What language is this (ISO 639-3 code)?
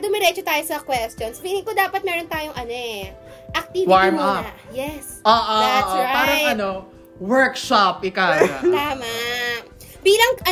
fil